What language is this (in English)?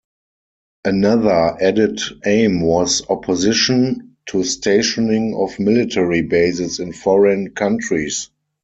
English